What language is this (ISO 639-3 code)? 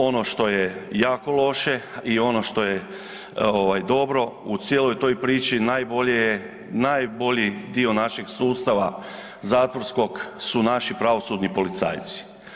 hrv